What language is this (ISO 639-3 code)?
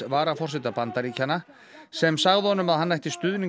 isl